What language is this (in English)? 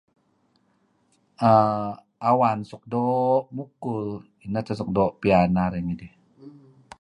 Kelabit